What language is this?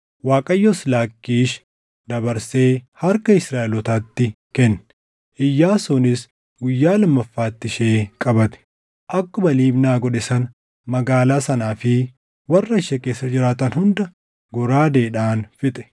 Oromo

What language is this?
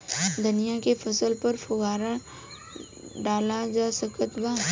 Bhojpuri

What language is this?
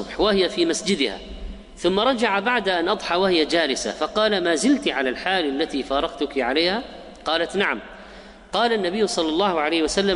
Arabic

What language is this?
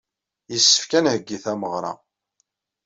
Kabyle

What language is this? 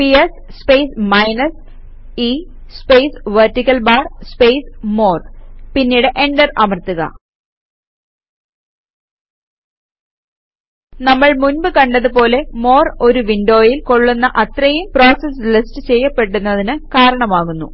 Malayalam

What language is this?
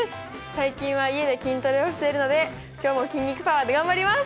Japanese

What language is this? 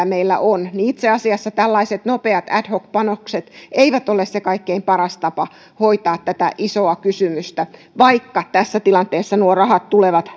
Finnish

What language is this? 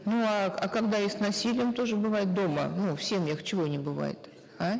Kazakh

